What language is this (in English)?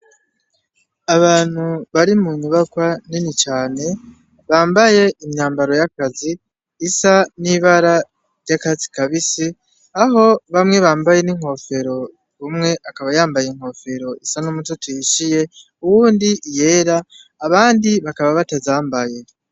Rundi